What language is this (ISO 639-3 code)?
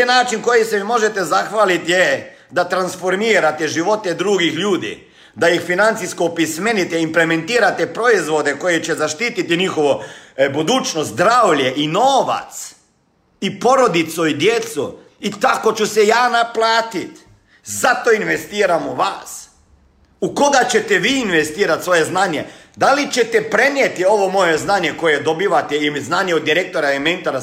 hrv